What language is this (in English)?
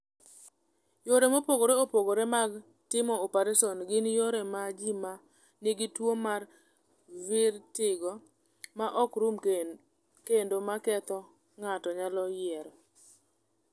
Luo (Kenya and Tanzania)